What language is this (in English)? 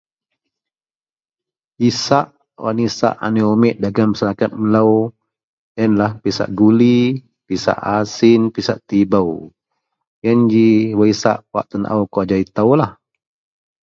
Central Melanau